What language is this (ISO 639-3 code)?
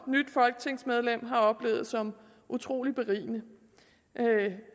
dan